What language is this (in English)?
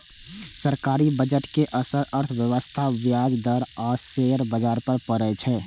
Maithili